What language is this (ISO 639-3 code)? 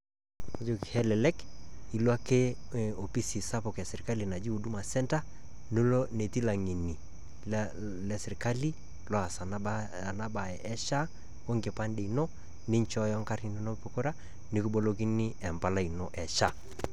mas